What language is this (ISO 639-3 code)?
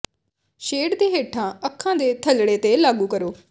pan